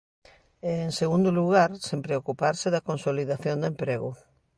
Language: Galician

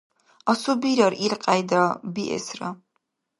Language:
Dargwa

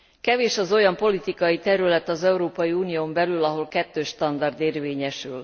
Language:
Hungarian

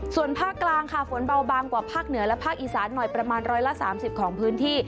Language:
Thai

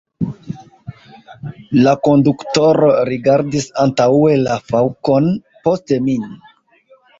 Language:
Esperanto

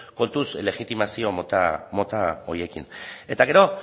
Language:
Basque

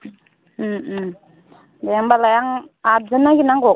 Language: Bodo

